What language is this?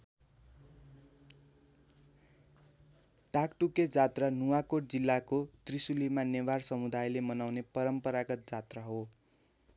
Nepali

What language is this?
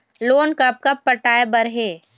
Chhattisgarhi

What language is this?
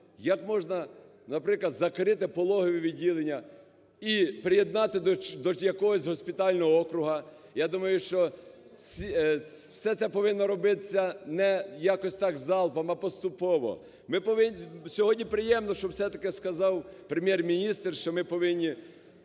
Ukrainian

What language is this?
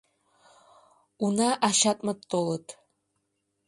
Mari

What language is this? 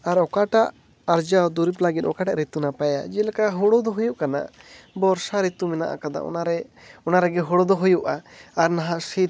Santali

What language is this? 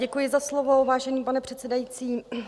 Czech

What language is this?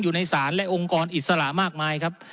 Thai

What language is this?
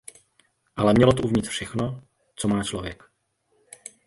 Czech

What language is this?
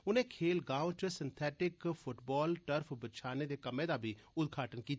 Dogri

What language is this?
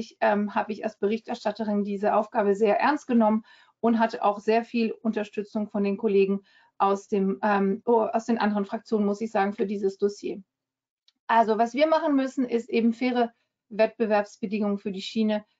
German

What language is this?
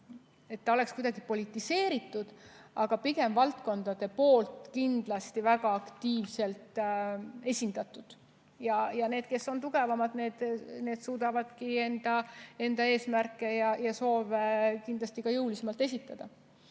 Estonian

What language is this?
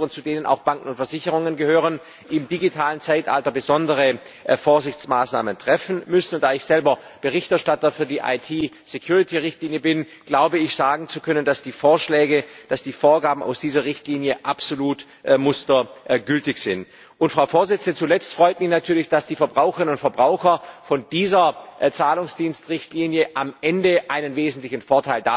German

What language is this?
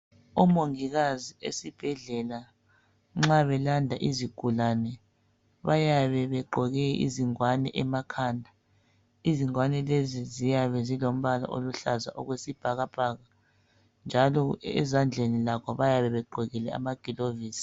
North Ndebele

